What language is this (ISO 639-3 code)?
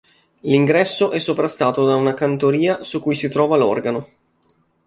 ita